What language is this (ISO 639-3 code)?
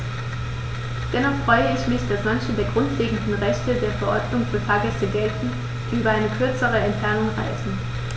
deu